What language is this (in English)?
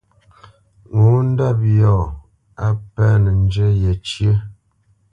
Bamenyam